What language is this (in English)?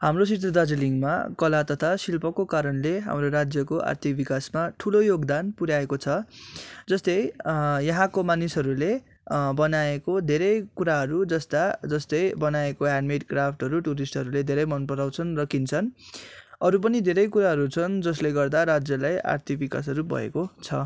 Nepali